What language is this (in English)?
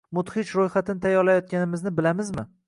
Uzbek